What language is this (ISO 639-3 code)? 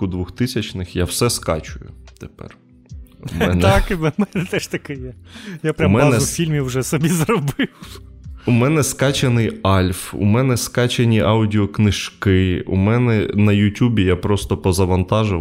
ukr